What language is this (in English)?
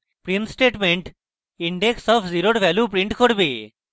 Bangla